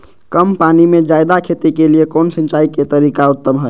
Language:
Magahi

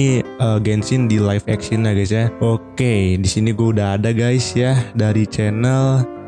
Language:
Indonesian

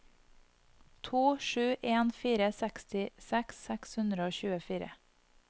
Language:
Norwegian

